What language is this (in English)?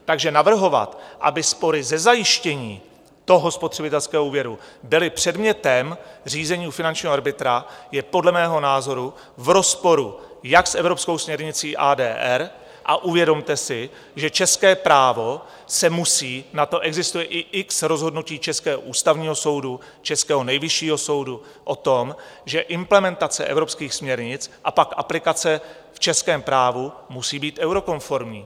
Czech